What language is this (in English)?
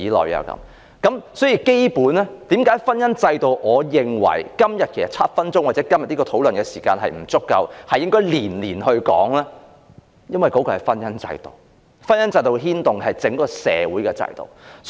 Cantonese